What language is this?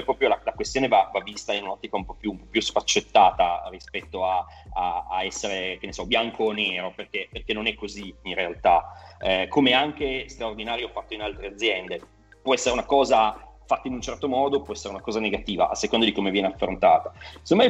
Italian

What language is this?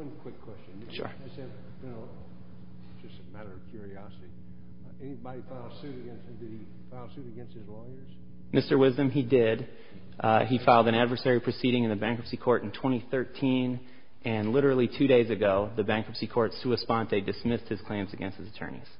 English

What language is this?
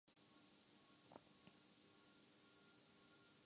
Urdu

